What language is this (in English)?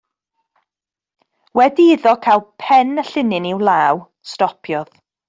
Welsh